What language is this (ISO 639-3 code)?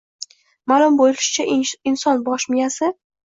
uzb